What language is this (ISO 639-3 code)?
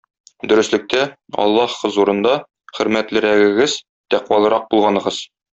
tat